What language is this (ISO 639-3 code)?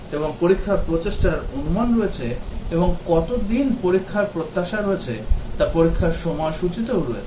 ben